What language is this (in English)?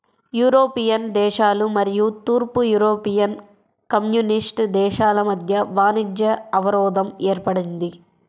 Telugu